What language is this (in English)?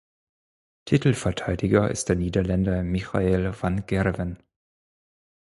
German